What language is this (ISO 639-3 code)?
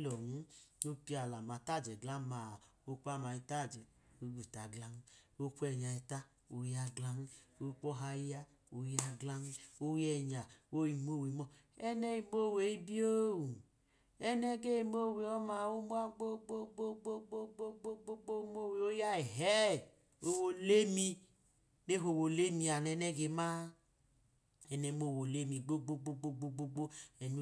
idu